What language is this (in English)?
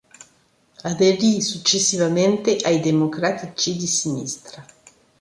Italian